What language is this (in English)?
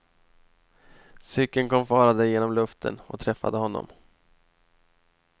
Swedish